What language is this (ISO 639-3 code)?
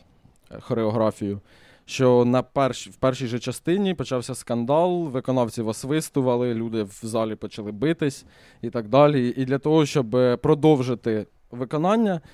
ukr